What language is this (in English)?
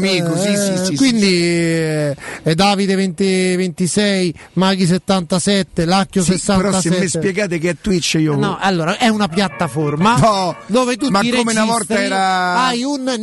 Italian